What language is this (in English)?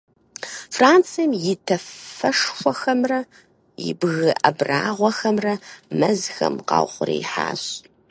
Kabardian